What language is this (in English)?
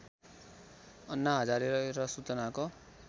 Nepali